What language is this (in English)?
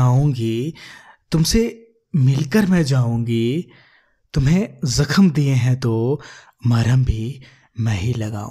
Hindi